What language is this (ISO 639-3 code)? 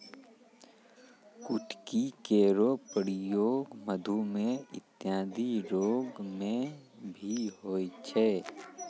mai